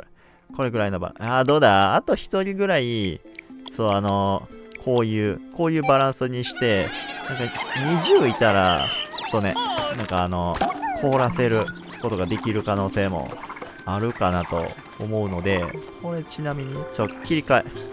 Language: Japanese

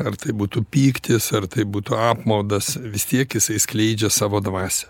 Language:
Lithuanian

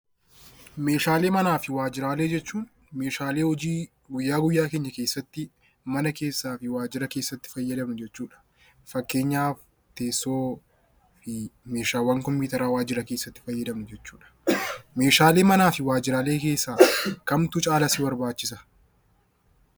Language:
Oromo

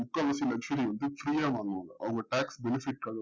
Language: Tamil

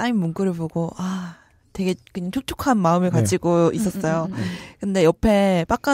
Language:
Korean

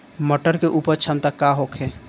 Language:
Bhojpuri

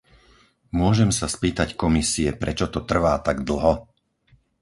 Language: Slovak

